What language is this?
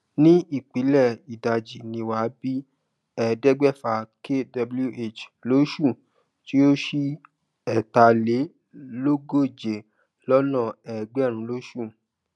Yoruba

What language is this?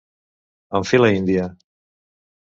Catalan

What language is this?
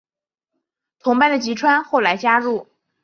Chinese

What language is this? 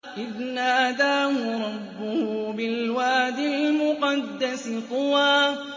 Arabic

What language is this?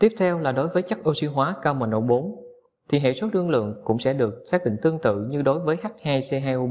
Vietnamese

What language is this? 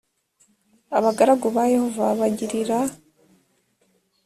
Kinyarwanda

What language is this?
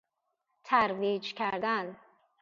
Persian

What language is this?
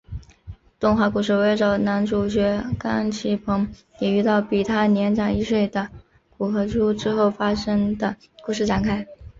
Chinese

